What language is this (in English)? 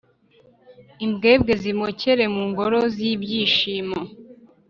Kinyarwanda